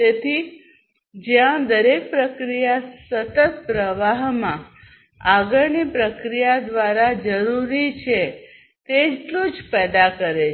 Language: Gujarati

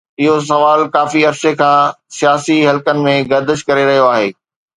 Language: Sindhi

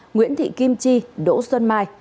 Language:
Vietnamese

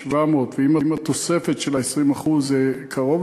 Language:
Hebrew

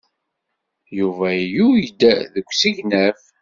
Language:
Kabyle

